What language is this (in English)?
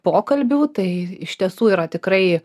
Lithuanian